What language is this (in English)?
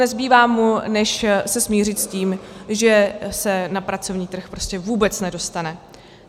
Czech